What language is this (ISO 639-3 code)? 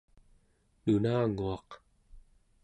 esu